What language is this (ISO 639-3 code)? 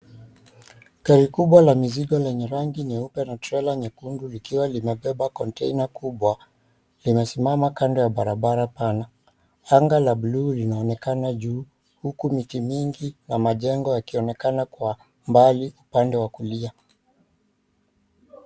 swa